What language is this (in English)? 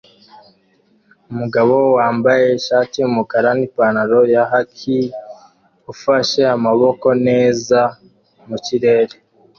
Kinyarwanda